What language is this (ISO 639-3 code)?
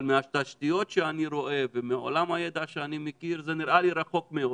heb